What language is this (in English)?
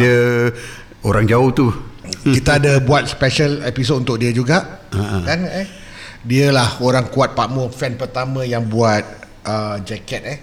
Malay